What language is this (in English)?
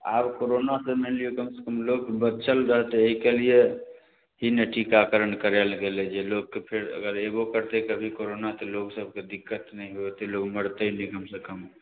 Maithili